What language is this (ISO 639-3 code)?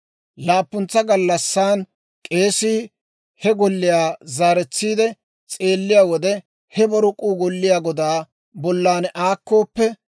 dwr